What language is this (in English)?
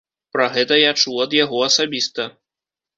Belarusian